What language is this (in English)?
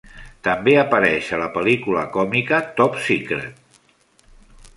Catalan